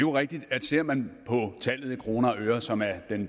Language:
Danish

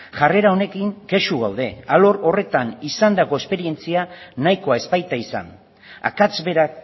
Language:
Basque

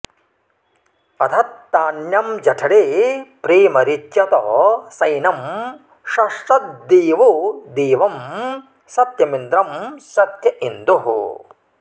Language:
Sanskrit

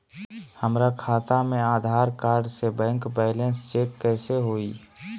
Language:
Magahi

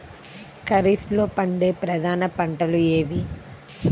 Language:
Telugu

